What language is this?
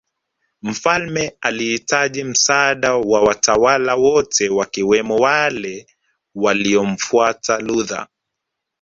Swahili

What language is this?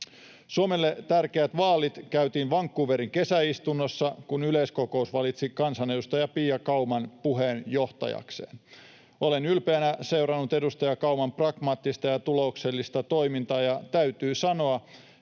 Finnish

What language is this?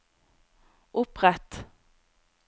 Norwegian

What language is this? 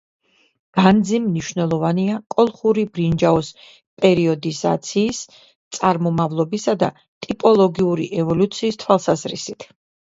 Georgian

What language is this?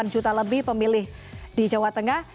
Indonesian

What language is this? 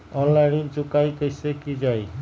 Magahi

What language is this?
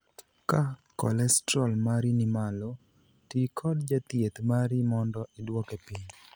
Luo (Kenya and Tanzania)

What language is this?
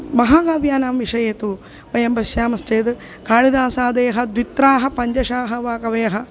Sanskrit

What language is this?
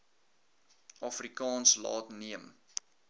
Afrikaans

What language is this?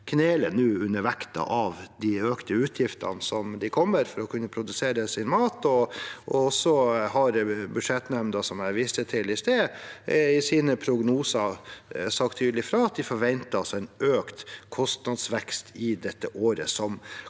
Norwegian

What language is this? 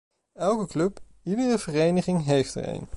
Dutch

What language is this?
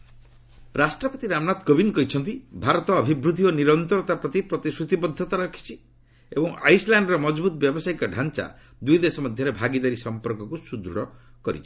Odia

